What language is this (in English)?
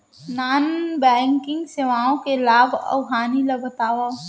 Chhattisgarhi